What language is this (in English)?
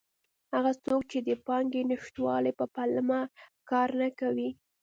Pashto